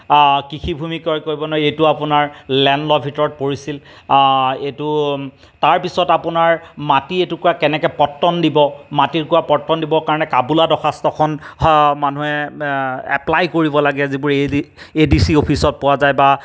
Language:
Assamese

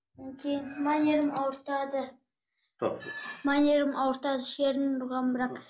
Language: Kazakh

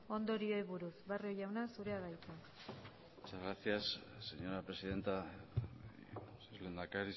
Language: Basque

